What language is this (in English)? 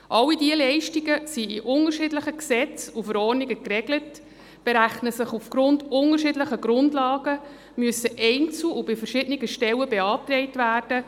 Swiss German